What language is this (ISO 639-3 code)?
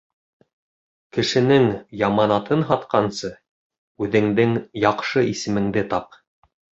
bak